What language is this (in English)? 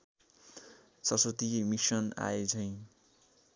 Nepali